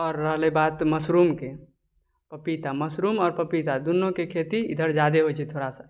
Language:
Maithili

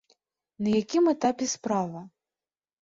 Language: Belarusian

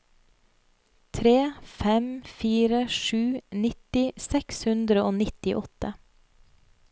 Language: Norwegian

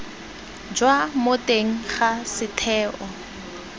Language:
Tswana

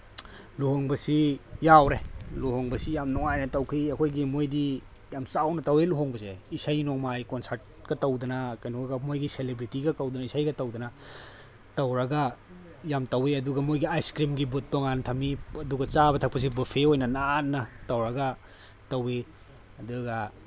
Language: Manipuri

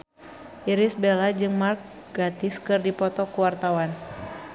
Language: Sundanese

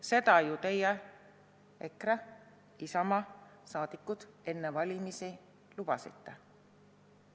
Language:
Estonian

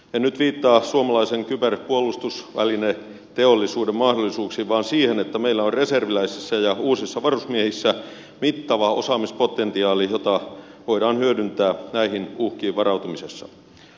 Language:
Finnish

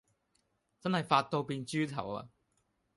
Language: Cantonese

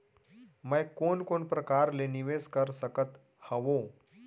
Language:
Chhattisgarhi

